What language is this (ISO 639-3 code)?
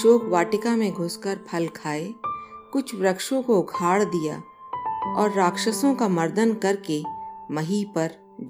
hin